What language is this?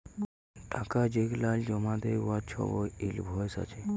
Bangla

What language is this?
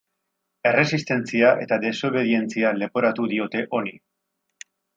Basque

